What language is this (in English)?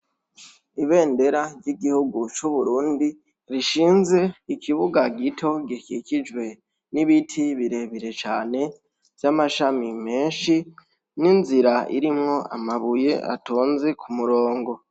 Rundi